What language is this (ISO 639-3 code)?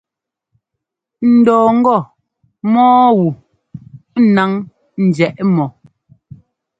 jgo